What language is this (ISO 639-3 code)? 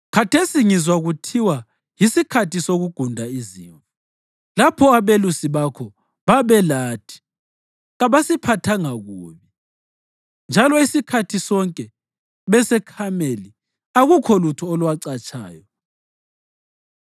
nde